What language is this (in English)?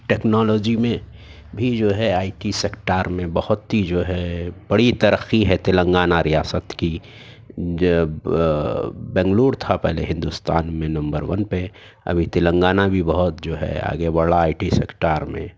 Urdu